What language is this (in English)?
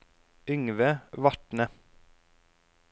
Norwegian